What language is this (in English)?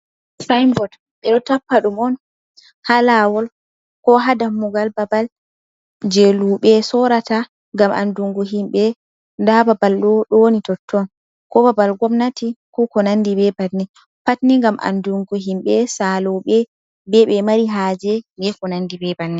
Fula